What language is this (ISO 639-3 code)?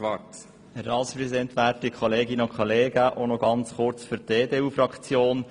gsw